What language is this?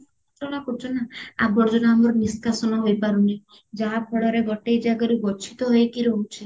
Odia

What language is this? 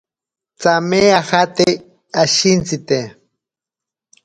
Ashéninka Perené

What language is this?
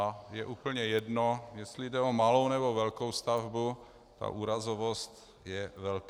Czech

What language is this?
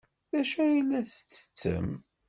Kabyle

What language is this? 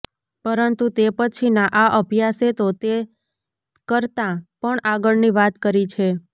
Gujarati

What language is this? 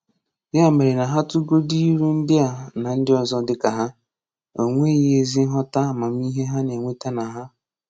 Igbo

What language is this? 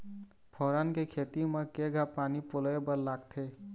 Chhattisgarhi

